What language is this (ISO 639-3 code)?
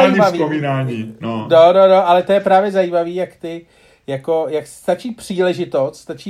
ces